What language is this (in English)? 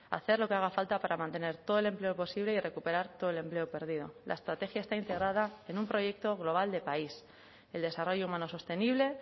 Spanish